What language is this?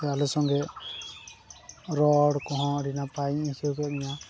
Santali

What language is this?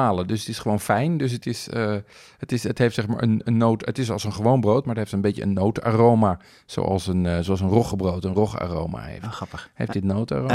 Dutch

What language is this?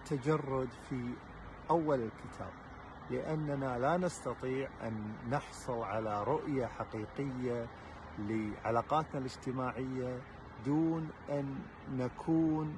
Arabic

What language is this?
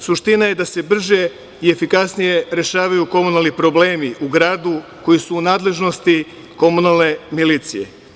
Serbian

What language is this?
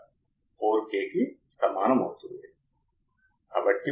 Telugu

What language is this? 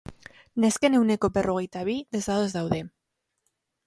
Basque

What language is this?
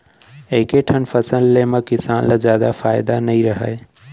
Chhattisgarhi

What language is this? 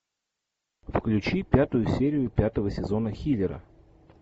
Russian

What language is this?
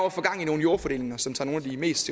Danish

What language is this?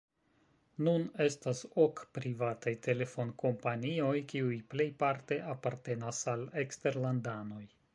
Esperanto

